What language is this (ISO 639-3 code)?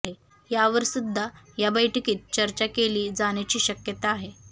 mar